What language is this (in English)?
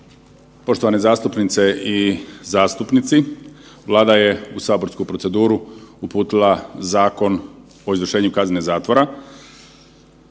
Croatian